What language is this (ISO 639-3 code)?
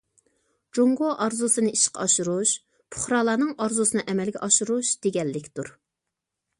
uig